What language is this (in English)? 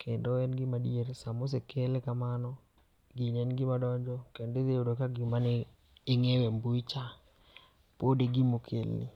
Luo (Kenya and Tanzania)